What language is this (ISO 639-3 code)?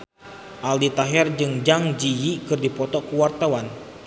sun